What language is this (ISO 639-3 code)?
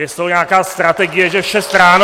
ces